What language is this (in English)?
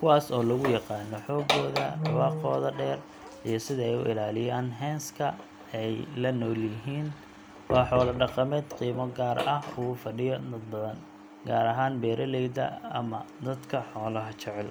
Somali